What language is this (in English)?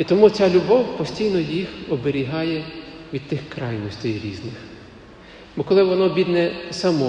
Ukrainian